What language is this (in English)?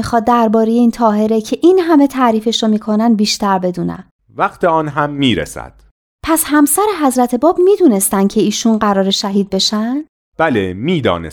Persian